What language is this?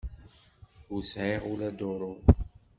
Kabyle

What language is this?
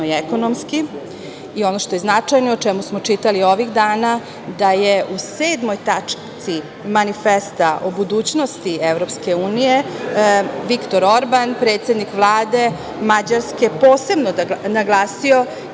Serbian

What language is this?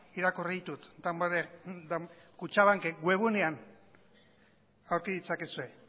Basque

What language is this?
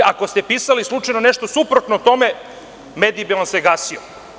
Serbian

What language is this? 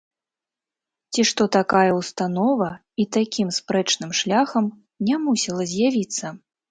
Belarusian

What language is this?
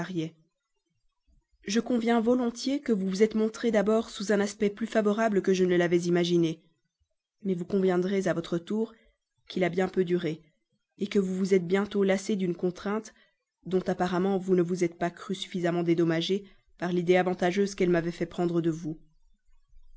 French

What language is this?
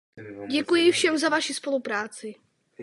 Czech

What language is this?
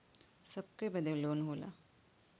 Bhojpuri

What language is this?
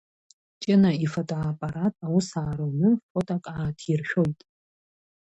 Abkhazian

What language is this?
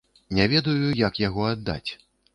Belarusian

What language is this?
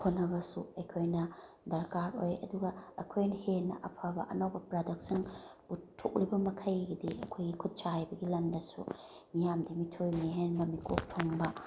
Manipuri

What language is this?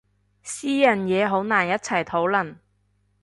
Cantonese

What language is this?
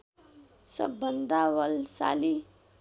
Nepali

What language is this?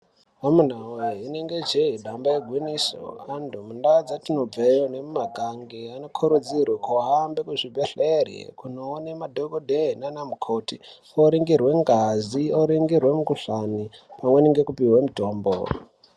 Ndau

